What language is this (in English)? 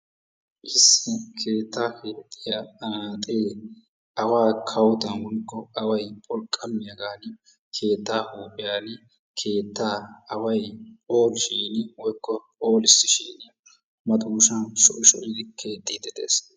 Wolaytta